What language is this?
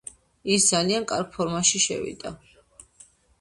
Georgian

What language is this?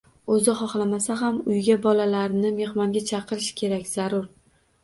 Uzbek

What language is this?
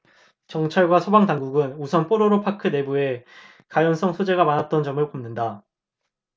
Korean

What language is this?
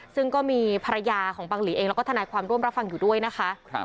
Thai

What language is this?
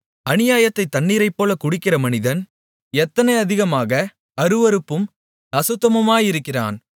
Tamil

